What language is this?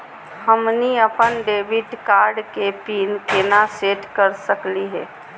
Magahi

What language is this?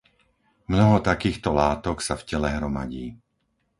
Slovak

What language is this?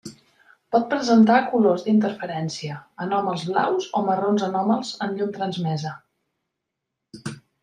Catalan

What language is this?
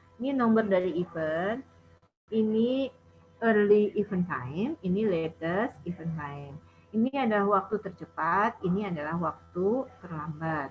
Indonesian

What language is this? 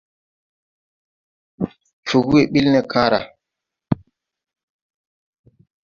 Tupuri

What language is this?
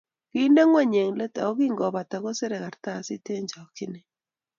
Kalenjin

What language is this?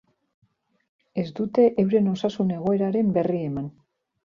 Basque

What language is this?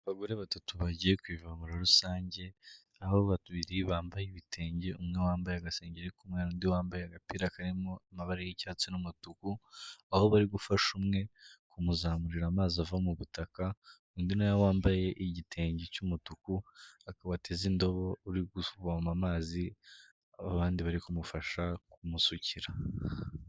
Kinyarwanda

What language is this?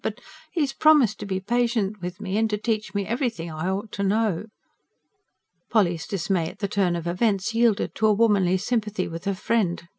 English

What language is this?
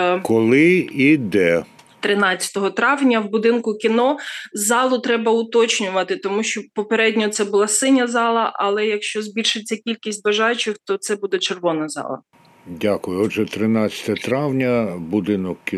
Ukrainian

